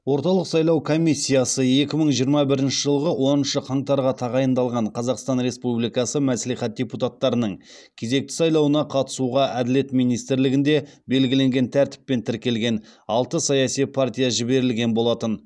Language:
Kazakh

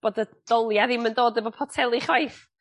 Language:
Welsh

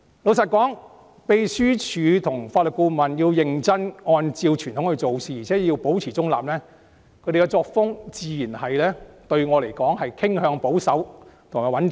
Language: Cantonese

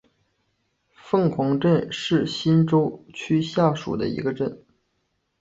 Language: Chinese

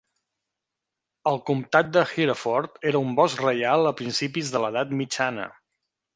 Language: Catalan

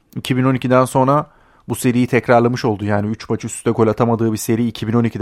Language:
Turkish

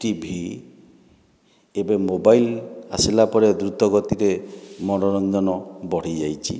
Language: Odia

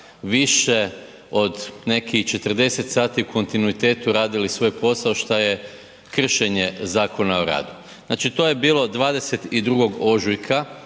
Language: Croatian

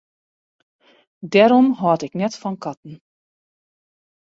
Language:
Western Frisian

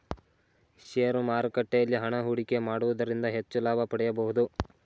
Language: Kannada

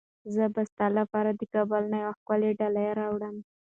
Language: Pashto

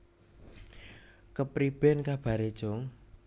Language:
Javanese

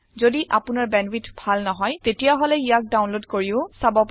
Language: Assamese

